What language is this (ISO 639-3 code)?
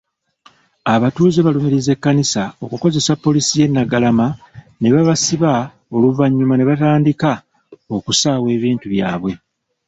lug